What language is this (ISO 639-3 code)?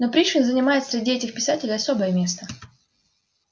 rus